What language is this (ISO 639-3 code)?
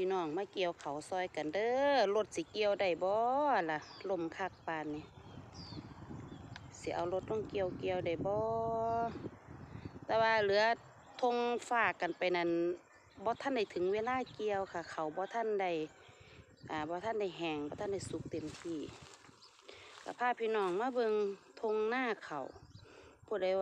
tha